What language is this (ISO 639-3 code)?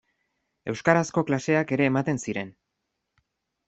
eus